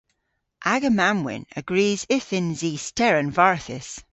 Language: Cornish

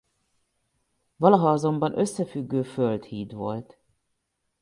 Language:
Hungarian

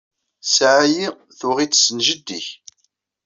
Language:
Kabyle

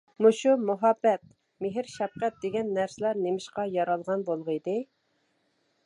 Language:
Uyghur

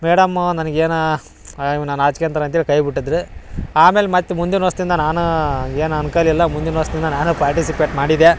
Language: Kannada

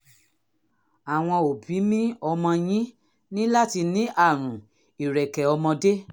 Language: Yoruba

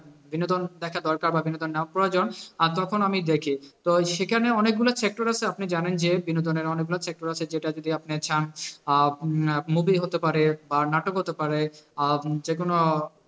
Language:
Bangla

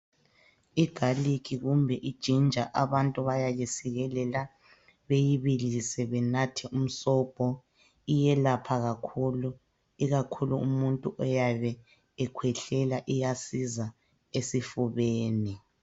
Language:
North Ndebele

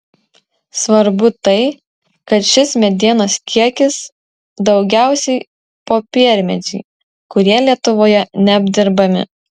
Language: Lithuanian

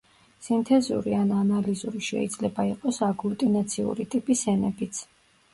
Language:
Georgian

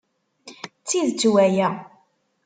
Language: Kabyle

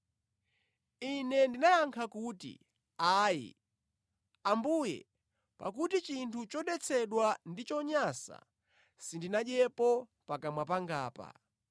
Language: Nyanja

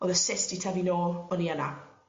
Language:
Welsh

